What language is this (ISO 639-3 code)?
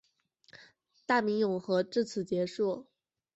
zho